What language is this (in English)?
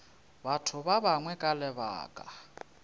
Northern Sotho